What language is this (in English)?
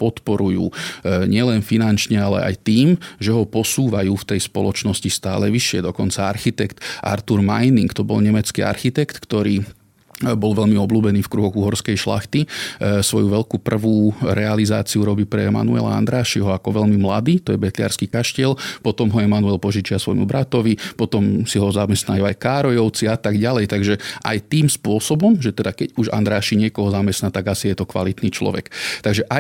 Slovak